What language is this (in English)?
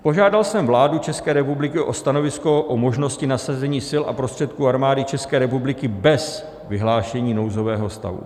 Czech